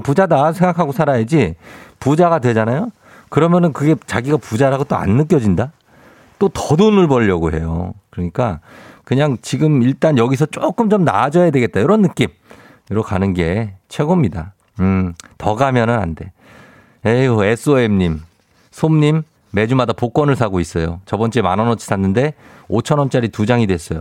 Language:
Korean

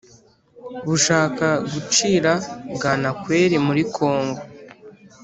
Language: Kinyarwanda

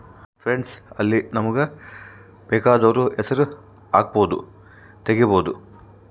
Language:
Kannada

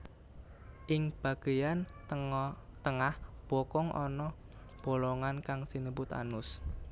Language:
Javanese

